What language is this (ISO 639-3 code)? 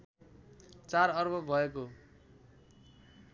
nep